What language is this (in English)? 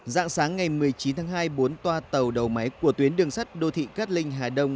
Vietnamese